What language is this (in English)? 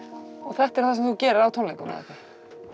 Icelandic